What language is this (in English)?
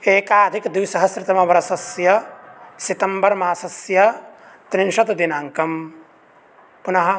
Sanskrit